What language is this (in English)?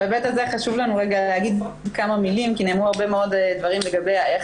Hebrew